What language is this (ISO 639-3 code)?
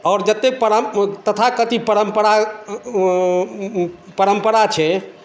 mai